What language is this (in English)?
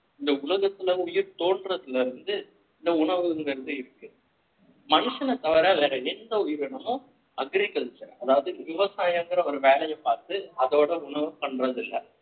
Tamil